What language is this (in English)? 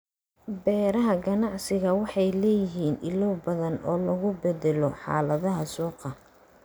Somali